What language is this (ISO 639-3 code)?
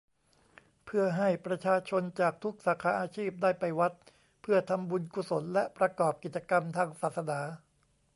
tha